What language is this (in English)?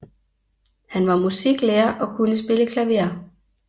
Danish